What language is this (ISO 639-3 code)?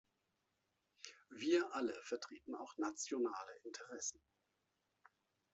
deu